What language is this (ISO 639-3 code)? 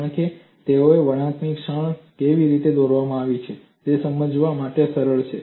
guj